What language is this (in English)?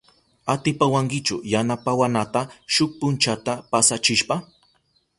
Southern Pastaza Quechua